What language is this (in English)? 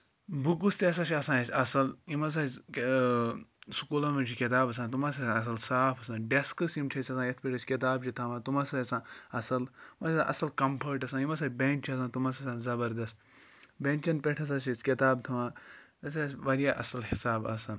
Kashmiri